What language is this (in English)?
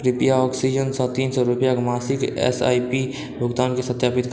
Maithili